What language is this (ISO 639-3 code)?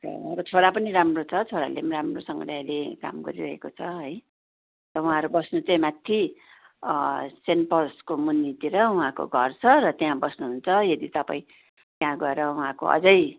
nep